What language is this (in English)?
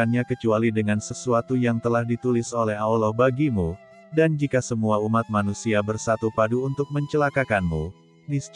Indonesian